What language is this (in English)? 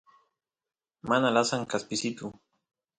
Santiago del Estero Quichua